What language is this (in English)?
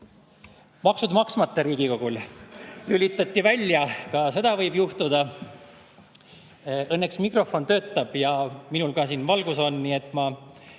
Estonian